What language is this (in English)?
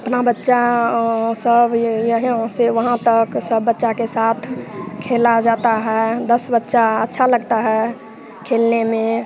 Hindi